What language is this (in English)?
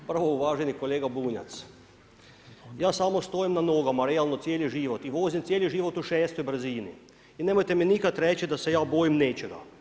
Croatian